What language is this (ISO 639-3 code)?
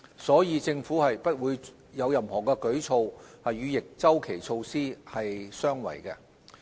yue